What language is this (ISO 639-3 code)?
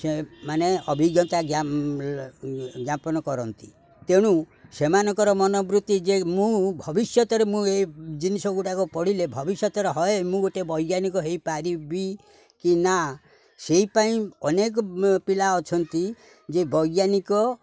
ori